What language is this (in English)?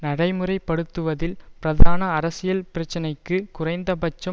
Tamil